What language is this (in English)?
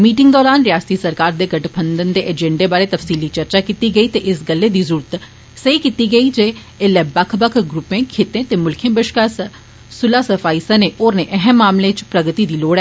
Dogri